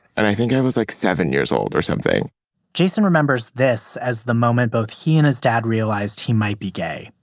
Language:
English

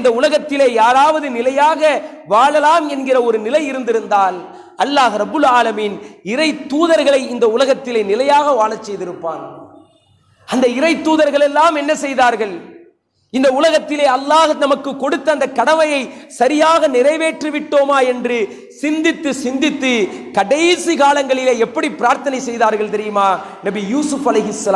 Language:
Arabic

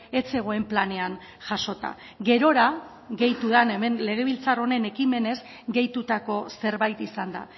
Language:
Basque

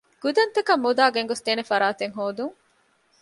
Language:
Divehi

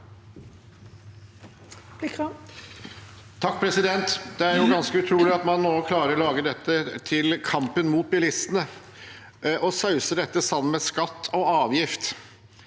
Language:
Norwegian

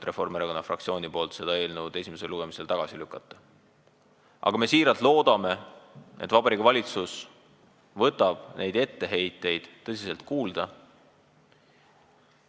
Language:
Estonian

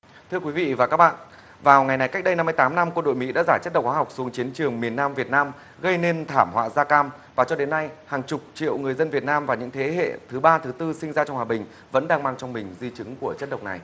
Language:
Vietnamese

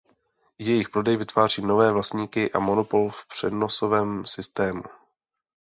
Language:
Czech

